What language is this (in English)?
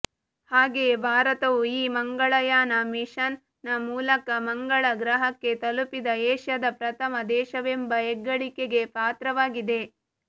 Kannada